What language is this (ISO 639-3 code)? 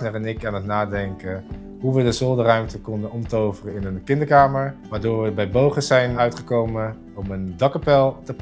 nld